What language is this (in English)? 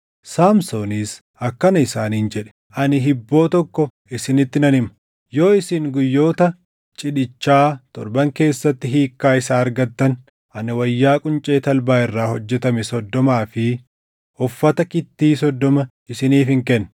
Oromo